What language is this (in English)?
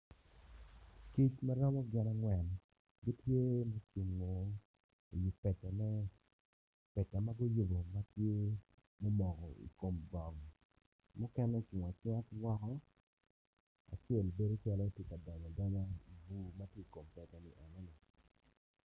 Acoli